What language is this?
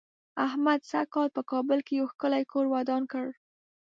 Pashto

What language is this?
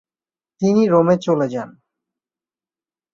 Bangla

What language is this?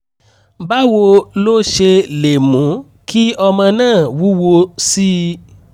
Yoruba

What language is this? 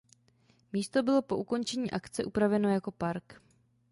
Czech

